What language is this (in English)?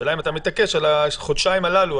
Hebrew